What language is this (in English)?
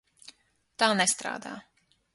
Latvian